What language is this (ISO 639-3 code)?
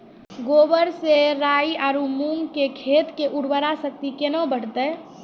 mai